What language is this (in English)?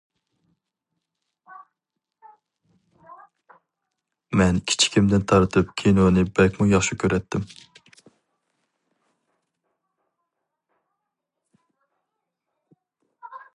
Uyghur